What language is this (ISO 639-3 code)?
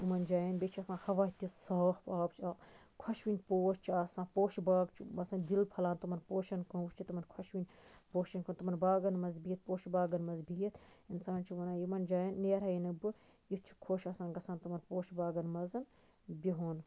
kas